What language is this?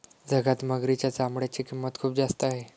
Marathi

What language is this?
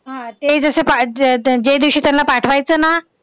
Marathi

